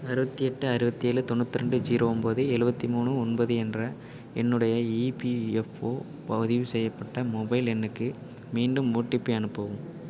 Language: Tamil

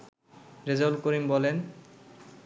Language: Bangla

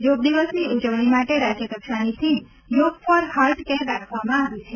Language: Gujarati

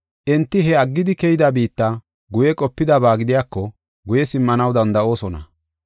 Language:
Gofa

